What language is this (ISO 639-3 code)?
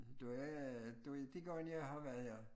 dan